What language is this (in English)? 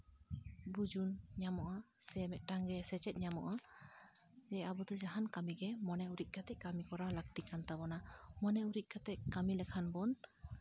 Santali